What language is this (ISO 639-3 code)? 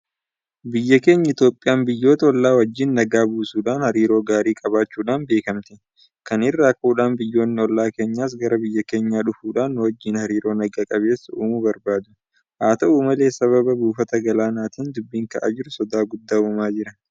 orm